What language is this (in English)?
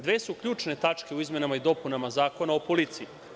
Serbian